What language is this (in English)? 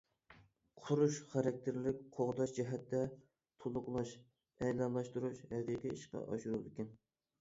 Uyghur